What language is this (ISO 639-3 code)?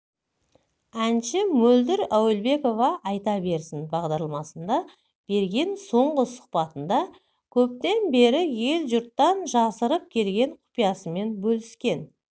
kaz